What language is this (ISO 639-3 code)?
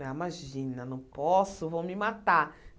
por